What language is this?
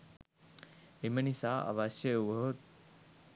Sinhala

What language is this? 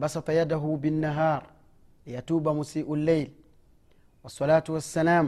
Swahili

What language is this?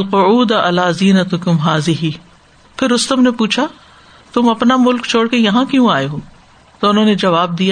Urdu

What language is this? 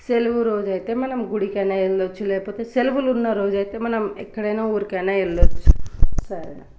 Telugu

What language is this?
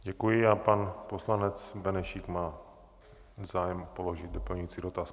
Czech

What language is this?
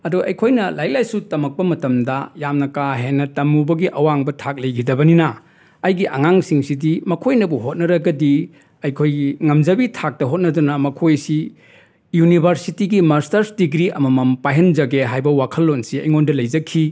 Manipuri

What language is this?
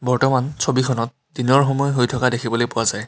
Assamese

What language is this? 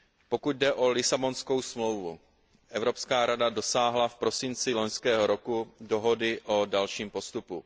Czech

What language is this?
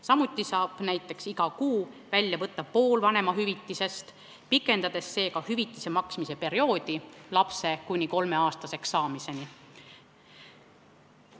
Estonian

